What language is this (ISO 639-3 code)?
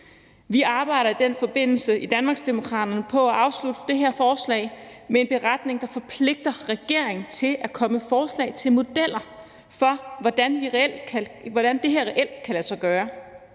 dan